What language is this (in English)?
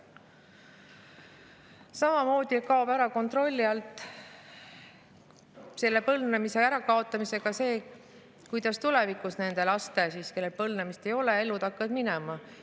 Estonian